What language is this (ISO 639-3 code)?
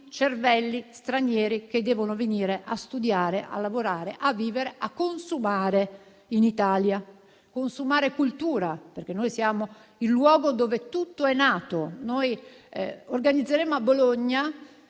ita